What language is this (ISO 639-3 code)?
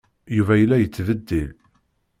kab